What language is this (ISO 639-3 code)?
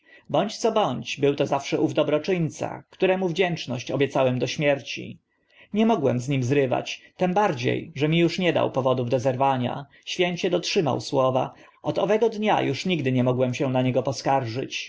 pol